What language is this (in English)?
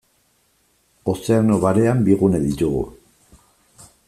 Basque